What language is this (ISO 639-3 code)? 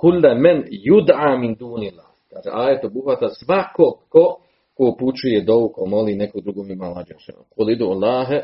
hrv